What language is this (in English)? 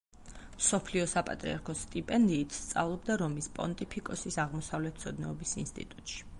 Georgian